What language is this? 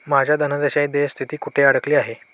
Marathi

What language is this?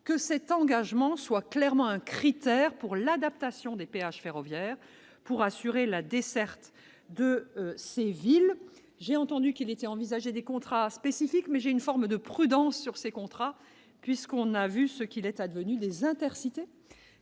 French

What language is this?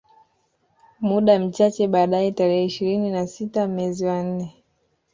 Swahili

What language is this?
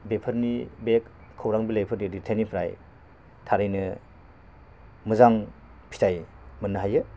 Bodo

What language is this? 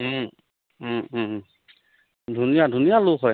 Assamese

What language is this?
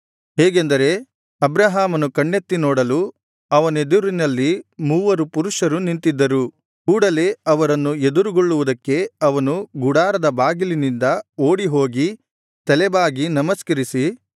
Kannada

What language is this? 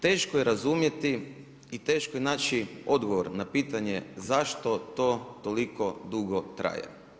Croatian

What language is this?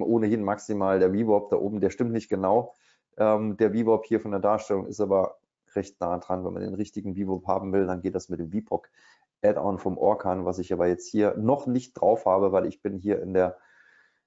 German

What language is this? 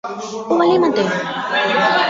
Guarani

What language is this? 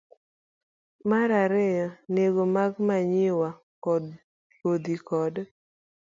Luo (Kenya and Tanzania)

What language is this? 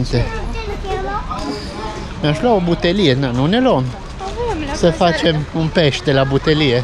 Romanian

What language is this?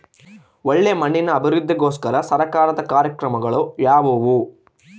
Kannada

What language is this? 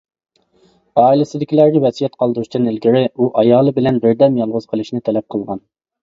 Uyghur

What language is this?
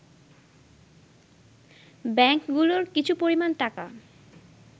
Bangla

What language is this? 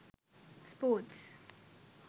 Sinhala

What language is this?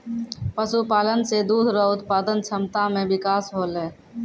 Maithili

